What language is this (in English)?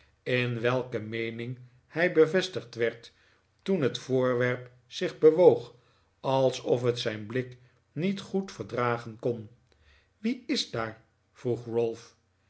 Dutch